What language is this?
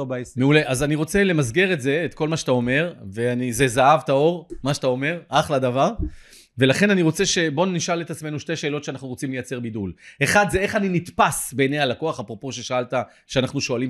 Hebrew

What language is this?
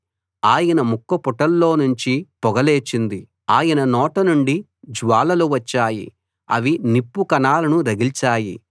Telugu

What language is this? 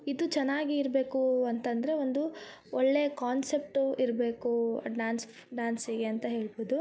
Kannada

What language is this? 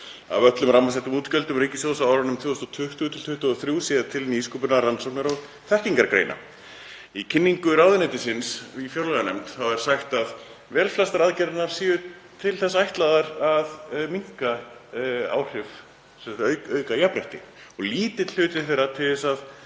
Icelandic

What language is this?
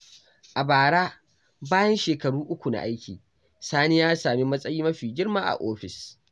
Hausa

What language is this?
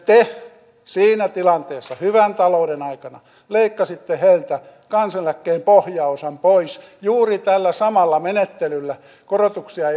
Finnish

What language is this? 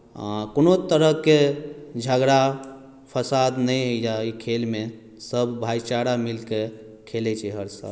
Maithili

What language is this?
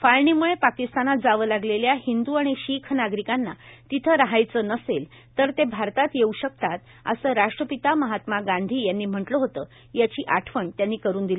Marathi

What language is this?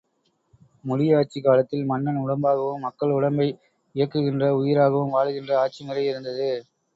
Tamil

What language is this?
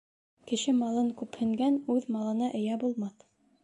Bashkir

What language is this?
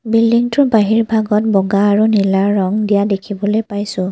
Assamese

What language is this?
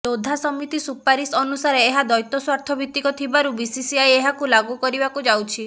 Odia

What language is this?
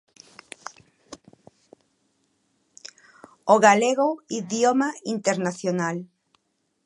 Galician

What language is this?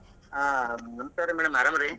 Kannada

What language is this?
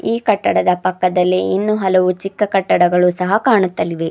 Kannada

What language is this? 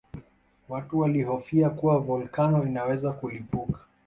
Swahili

